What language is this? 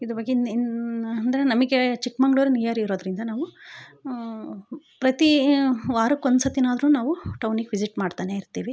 Kannada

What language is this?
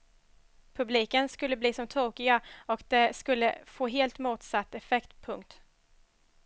Swedish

